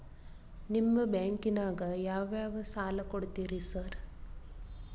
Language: Kannada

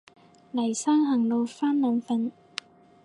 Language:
Cantonese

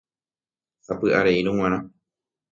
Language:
Guarani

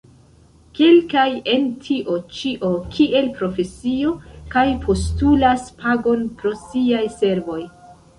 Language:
Esperanto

